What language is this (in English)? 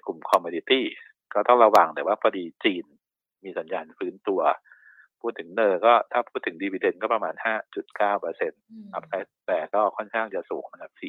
Thai